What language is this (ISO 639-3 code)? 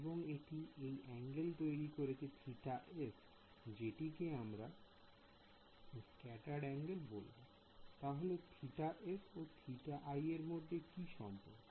ben